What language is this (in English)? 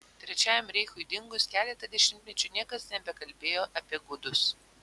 Lithuanian